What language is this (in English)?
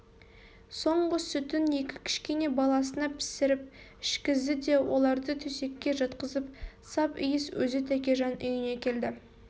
Kazakh